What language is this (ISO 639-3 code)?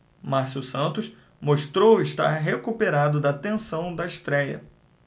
por